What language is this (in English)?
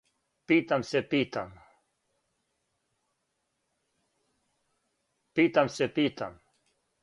Serbian